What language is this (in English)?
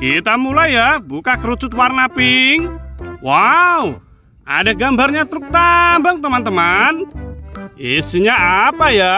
Indonesian